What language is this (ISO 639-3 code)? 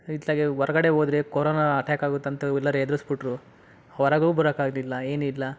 kan